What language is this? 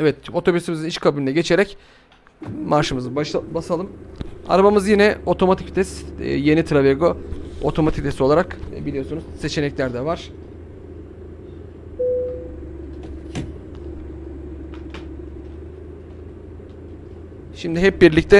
Turkish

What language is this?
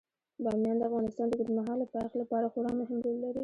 Pashto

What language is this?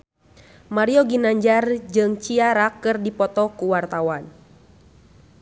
Sundanese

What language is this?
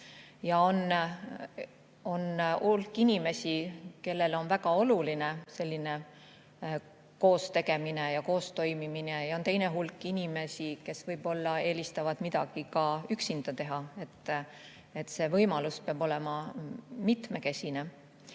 Estonian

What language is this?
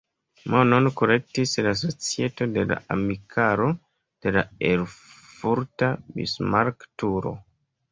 Esperanto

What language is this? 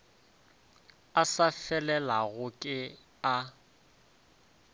Northern Sotho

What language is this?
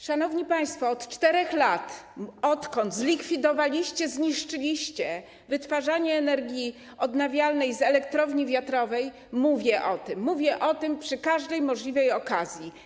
Polish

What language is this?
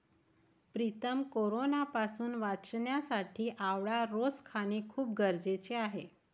Marathi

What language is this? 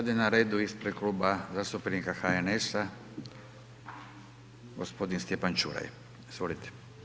Croatian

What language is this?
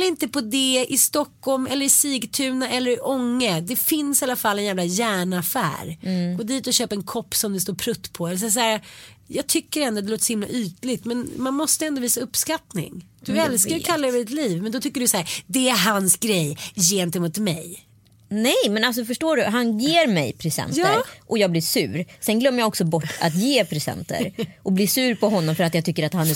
Swedish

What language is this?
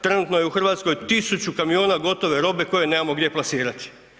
Croatian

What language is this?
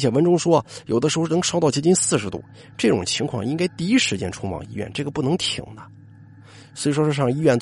Chinese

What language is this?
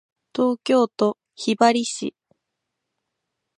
Japanese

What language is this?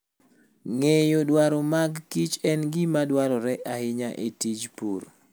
Luo (Kenya and Tanzania)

